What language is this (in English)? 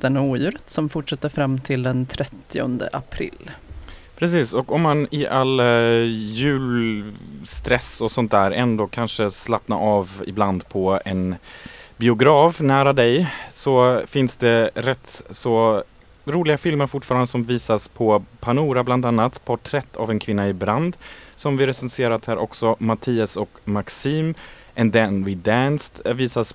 Swedish